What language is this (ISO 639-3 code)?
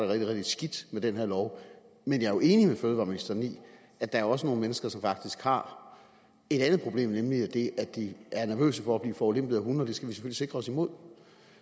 dan